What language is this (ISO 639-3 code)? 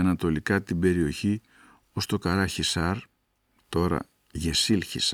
ell